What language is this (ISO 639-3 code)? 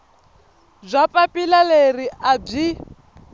tso